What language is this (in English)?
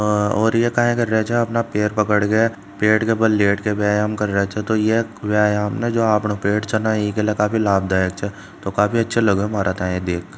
Marwari